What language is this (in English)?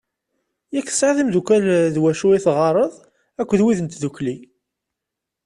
Kabyle